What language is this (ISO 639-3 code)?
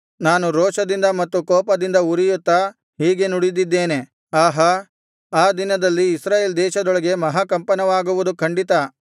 kan